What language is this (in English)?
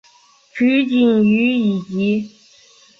Chinese